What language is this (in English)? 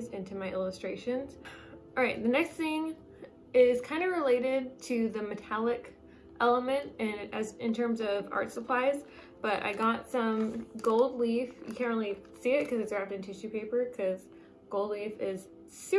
English